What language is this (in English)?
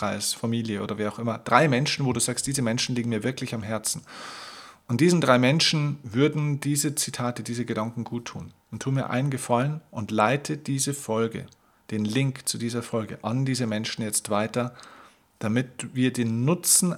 German